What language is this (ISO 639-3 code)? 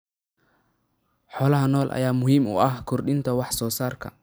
som